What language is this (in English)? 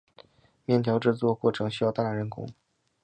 Chinese